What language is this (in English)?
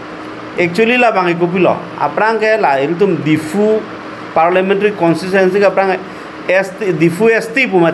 Bangla